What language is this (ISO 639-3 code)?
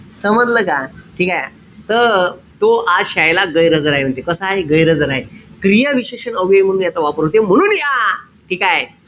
mar